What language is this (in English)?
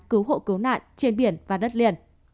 Vietnamese